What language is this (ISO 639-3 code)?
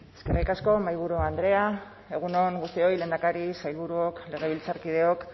eus